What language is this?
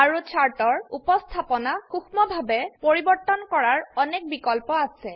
Assamese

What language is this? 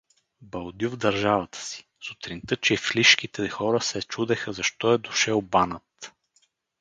Bulgarian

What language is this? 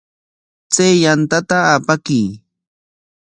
Corongo Ancash Quechua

